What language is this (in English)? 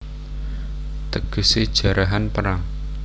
Javanese